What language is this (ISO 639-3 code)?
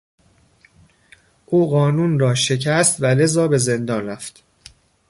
fas